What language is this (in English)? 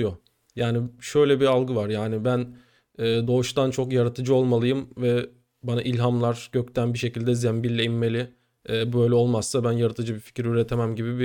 Turkish